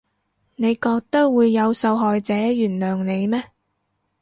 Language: Cantonese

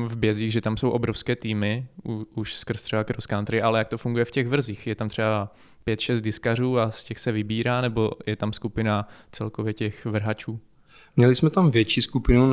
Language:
Czech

